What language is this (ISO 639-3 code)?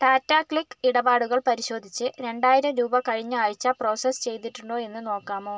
mal